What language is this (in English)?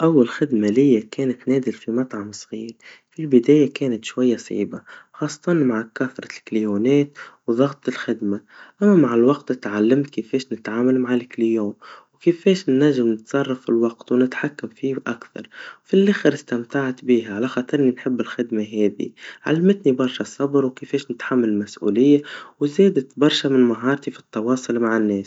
Tunisian Arabic